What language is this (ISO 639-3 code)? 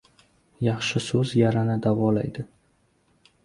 uzb